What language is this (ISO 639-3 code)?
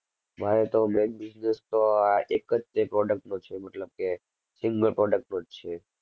guj